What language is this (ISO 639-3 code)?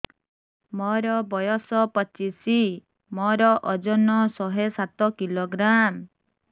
ori